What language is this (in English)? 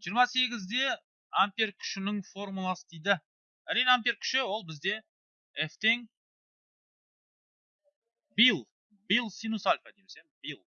Turkish